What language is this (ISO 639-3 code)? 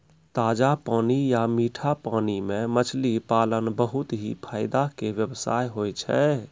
mai